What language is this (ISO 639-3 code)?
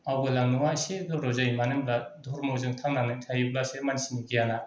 brx